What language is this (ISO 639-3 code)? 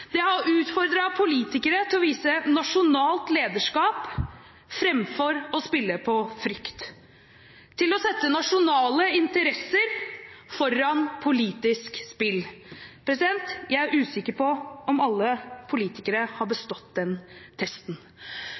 nob